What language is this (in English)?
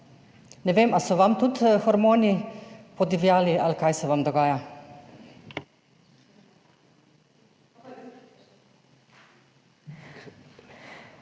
Slovenian